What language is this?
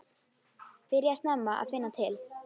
Icelandic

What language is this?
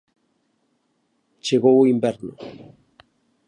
Galician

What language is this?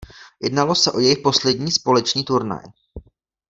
Czech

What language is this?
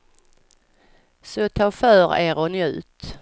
Swedish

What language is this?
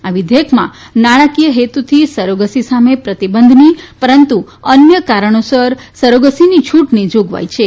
Gujarati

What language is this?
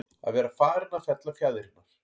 Icelandic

